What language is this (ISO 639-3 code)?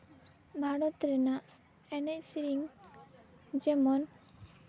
sat